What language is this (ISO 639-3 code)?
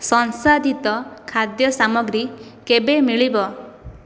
ori